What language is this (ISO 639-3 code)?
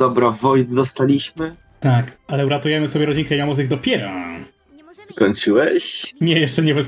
pol